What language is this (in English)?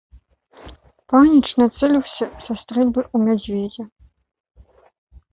Belarusian